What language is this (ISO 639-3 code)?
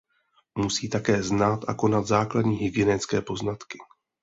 ces